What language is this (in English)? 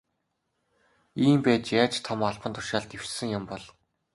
Mongolian